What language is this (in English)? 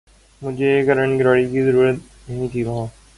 Urdu